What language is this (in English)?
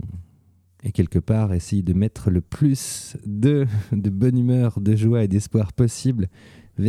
French